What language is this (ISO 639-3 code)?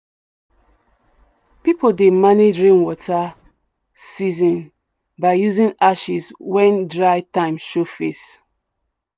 pcm